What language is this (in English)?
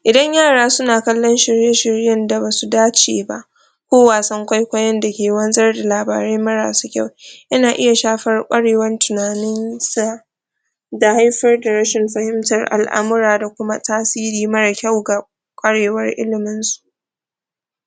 Hausa